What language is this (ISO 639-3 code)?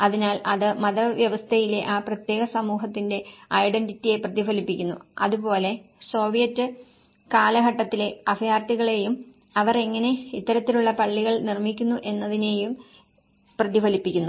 mal